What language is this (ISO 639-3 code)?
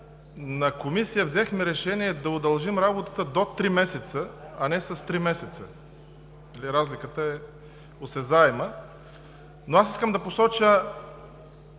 bul